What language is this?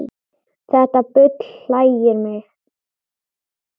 Icelandic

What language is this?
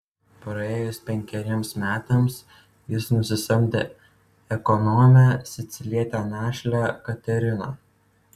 Lithuanian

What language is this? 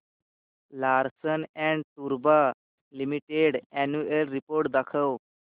Marathi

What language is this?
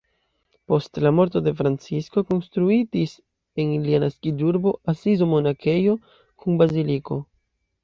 Esperanto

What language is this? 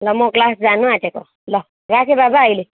Nepali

